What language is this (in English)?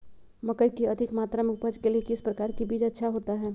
Magahi